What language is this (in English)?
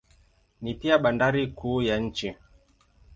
Swahili